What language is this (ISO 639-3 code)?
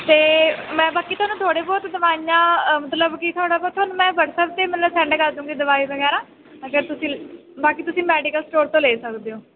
pan